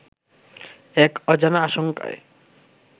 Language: Bangla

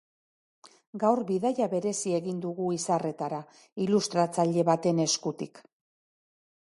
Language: Basque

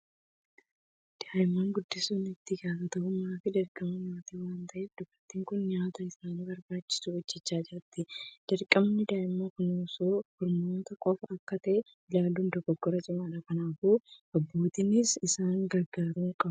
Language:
Oromo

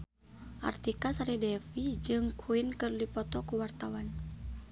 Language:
Sundanese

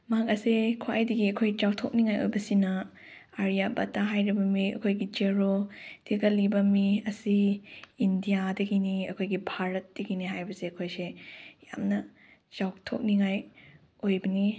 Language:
Manipuri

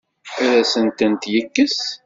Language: Kabyle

